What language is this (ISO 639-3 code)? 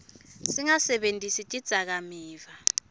ssw